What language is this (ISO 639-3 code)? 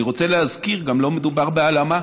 heb